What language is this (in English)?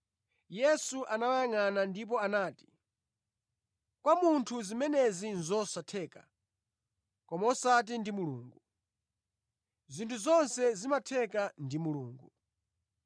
Nyanja